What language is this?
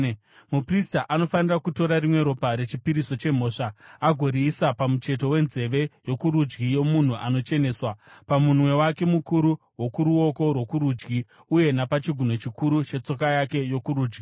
Shona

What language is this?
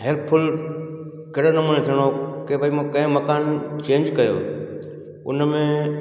Sindhi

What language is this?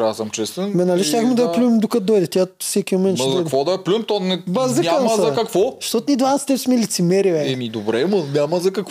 Bulgarian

